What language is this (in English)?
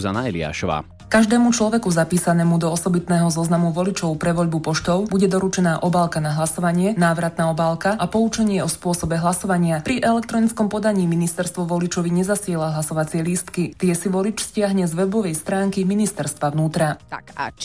Slovak